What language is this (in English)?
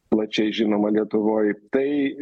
Lithuanian